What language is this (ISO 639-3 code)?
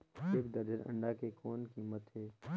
hne